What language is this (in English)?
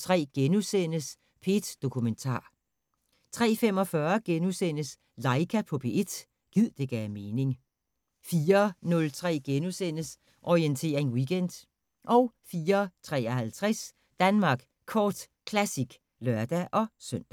Danish